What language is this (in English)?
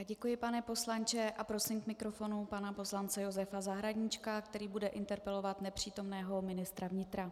Czech